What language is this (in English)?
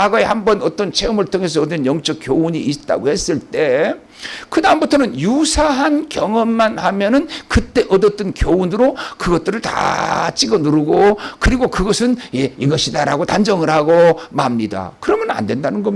Korean